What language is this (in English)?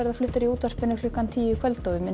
Icelandic